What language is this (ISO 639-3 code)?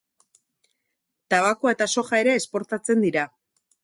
eus